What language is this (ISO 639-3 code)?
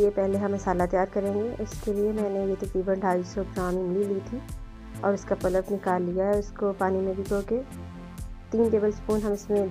hin